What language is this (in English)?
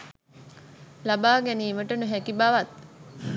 Sinhala